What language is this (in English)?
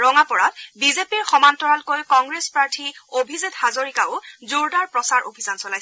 Assamese